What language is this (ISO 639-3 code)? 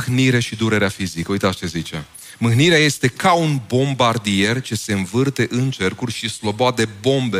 ron